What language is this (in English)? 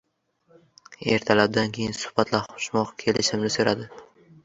Uzbek